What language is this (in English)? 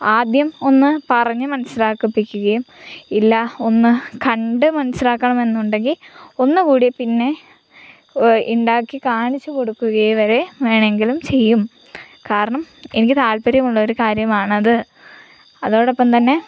Malayalam